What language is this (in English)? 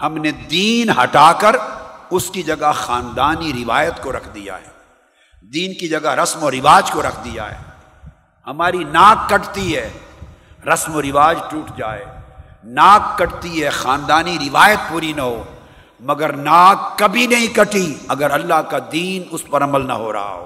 Urdu